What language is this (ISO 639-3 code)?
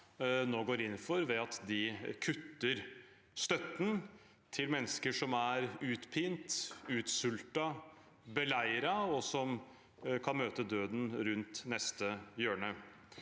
nor